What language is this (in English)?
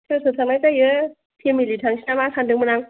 Bodo